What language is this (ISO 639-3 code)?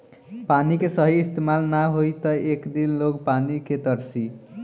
bho